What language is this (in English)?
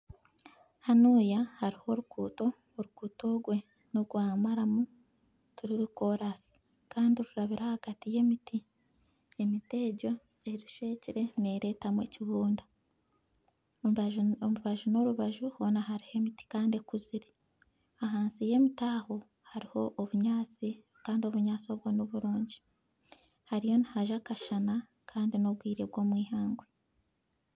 Nyankole